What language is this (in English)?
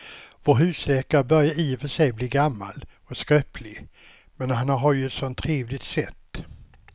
Swedish